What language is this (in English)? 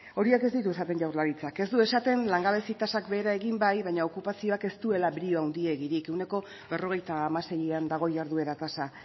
Basque